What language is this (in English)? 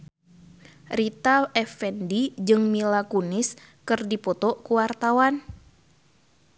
Sundanese